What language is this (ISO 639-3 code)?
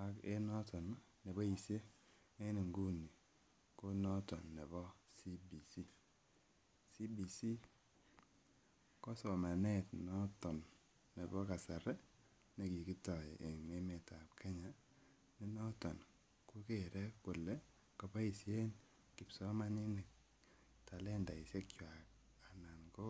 kln